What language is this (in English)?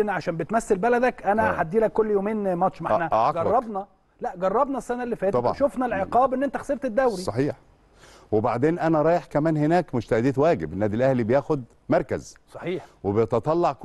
Arabic